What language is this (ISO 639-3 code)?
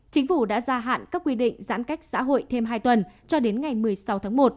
vie